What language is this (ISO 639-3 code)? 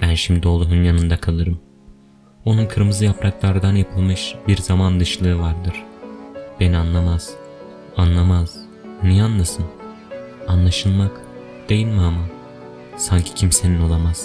tur